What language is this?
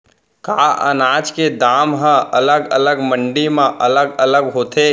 Chhattisgarhi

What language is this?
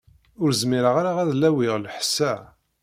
Kabyle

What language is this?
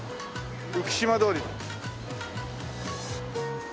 Japanese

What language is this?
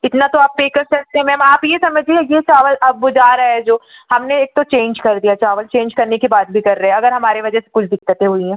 Hindi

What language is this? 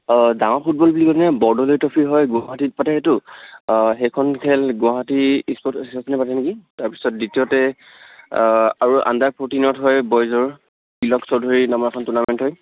Assamese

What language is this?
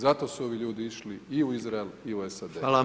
Croatian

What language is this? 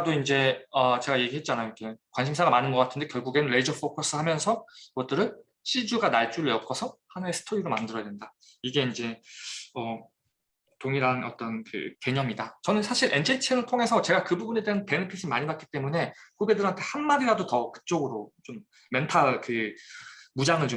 Korean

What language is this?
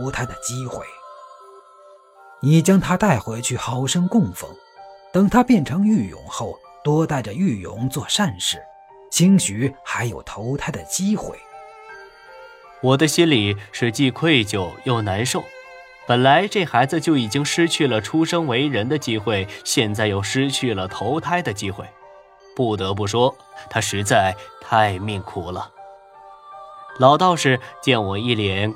Chinese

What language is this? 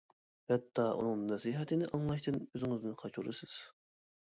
Uyghur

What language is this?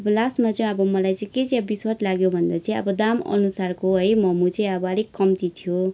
Nepali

